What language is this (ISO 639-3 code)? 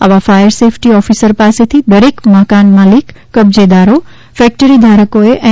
guj